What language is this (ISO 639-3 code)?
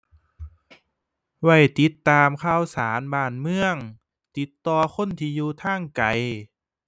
tha